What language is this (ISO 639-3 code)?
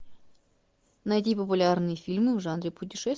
rus